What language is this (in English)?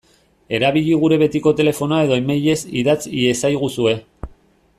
Basque